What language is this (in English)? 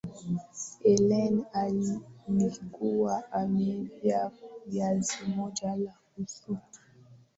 Swahili